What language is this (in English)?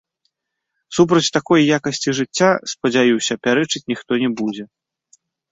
Belarusian